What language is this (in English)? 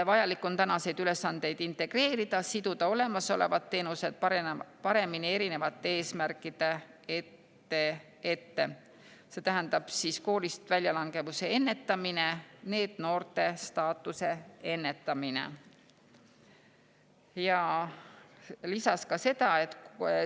Estonian